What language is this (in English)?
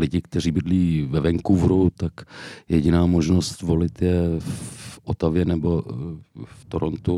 Czech